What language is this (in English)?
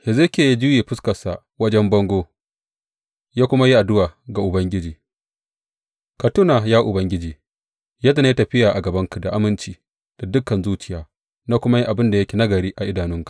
Hausa